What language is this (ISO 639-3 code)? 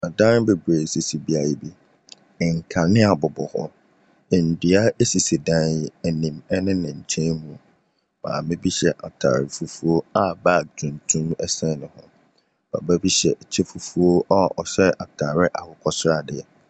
aka